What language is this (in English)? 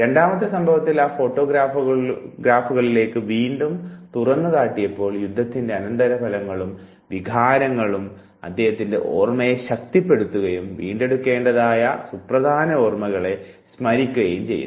Malayalam